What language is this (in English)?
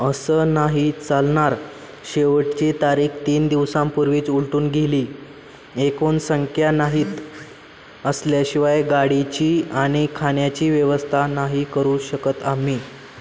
Marathi